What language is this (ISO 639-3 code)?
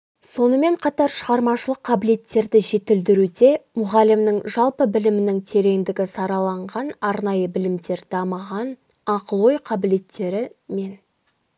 kaz